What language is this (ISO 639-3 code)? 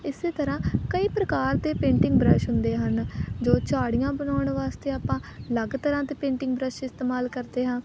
pan